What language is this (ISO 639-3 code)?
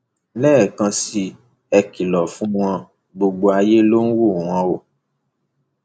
yor